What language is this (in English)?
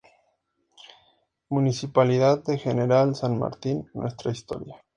Spanish